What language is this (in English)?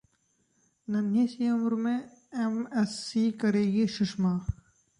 Hindi